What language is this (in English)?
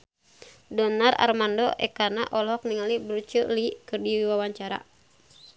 Sundanese